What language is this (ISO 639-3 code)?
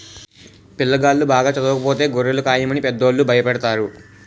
tel